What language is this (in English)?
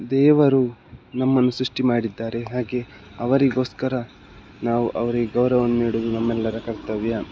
Kannada